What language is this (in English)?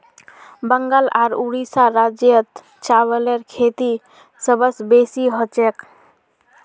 Magahi